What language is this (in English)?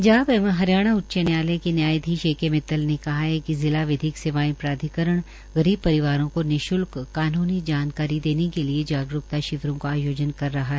Hindi